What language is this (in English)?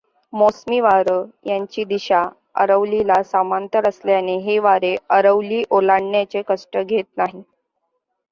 Marathi